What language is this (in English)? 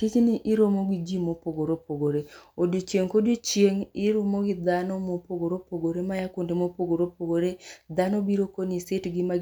Luo (Kenya and Tanzania)